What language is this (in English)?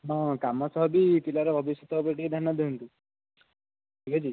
Odia